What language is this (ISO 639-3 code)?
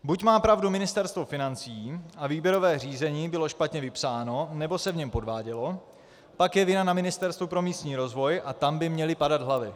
ces